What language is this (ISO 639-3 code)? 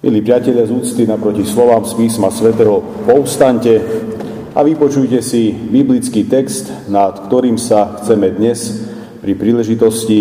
slk